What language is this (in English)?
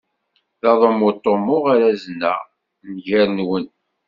Kabyle